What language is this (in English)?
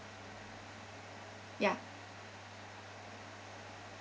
English